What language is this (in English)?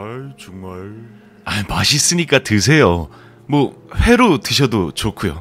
Korean